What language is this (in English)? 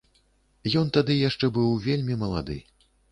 Belarusian